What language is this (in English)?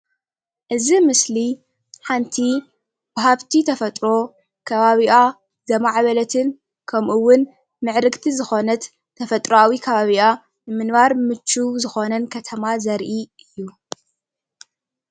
Tigrinya